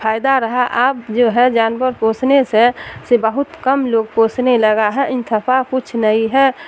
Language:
Urdu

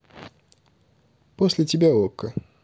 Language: Russian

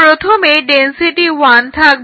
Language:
Bangla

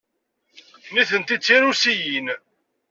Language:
Kabyle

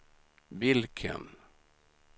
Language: Swedish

